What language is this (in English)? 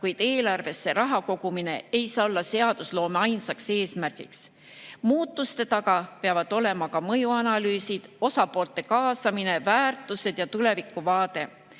Estonian